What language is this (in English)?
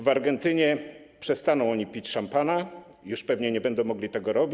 Polish